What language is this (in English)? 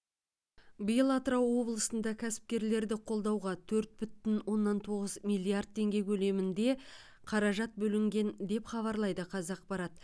Kazakh